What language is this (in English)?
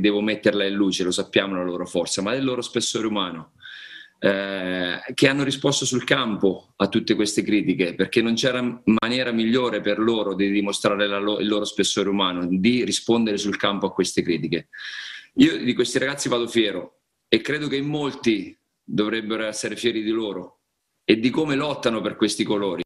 Italian